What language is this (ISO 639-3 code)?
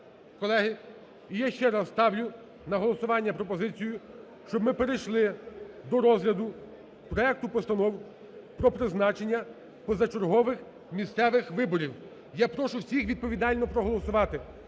ukr